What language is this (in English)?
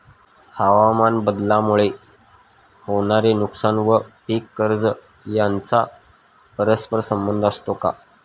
Marathi